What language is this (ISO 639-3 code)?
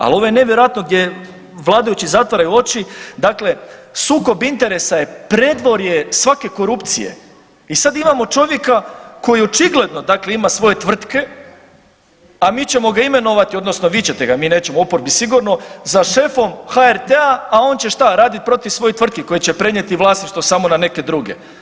hrv